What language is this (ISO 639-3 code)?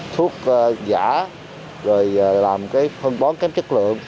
vie